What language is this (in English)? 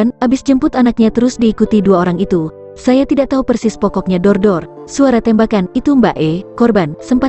Indonesian